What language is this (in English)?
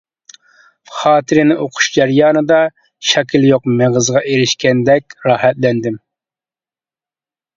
Uyghur